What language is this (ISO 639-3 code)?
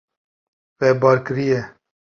kur